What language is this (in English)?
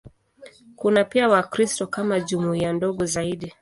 Swahili